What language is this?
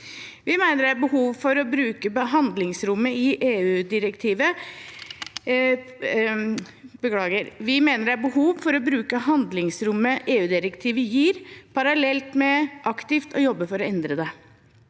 Norwegian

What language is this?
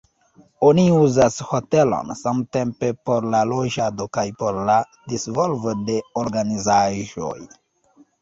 Esperanto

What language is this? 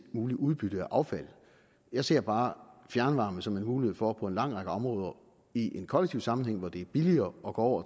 Danish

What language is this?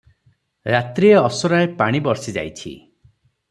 Odia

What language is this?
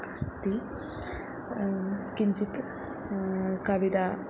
Sanskrit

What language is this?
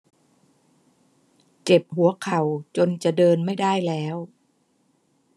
Thai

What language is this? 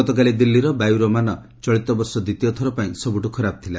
Odia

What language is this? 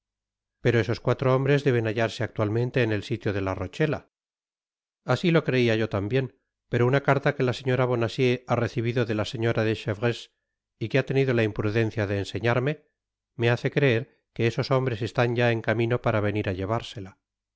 Spanish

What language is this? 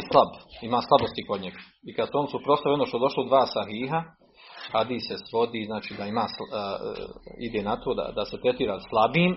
Croatian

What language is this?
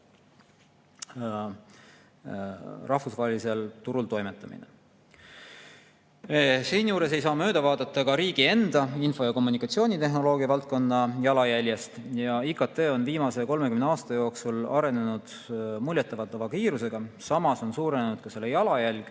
Estonian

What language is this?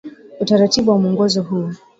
Swahili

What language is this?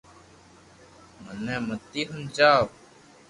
Loarki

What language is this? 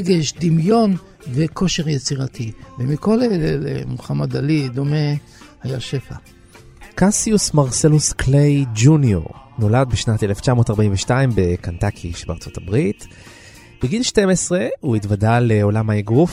Hebrew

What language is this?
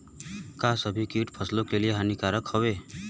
Bhojpuri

